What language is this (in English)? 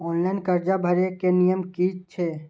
Maithili